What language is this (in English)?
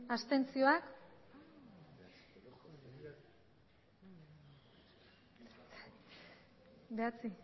Basque